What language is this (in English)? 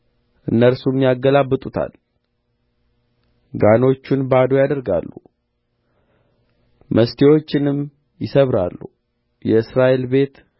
Amharic